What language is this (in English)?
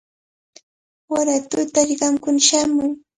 Cajatambo North Lima Quechua